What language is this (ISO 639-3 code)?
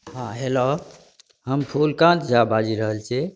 mai